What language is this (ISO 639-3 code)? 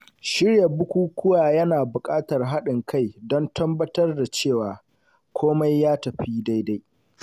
hau